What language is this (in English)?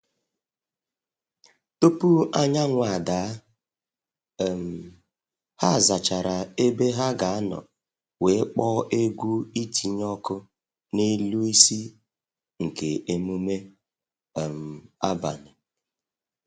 Igbo